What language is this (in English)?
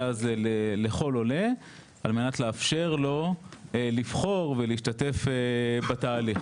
Hebrew